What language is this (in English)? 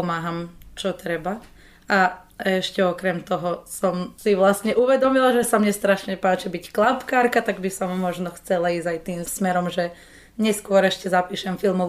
Slovak